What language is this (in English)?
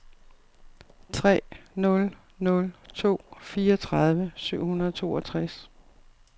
Danish